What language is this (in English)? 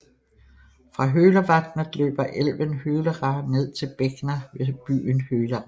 Danish